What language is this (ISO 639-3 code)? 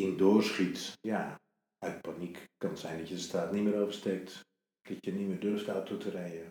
nld